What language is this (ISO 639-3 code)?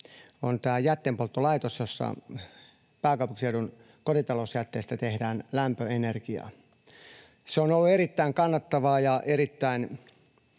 fin